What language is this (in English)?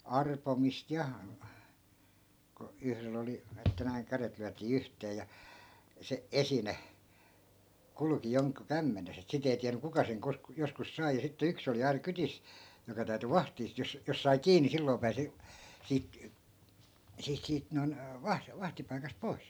Finnish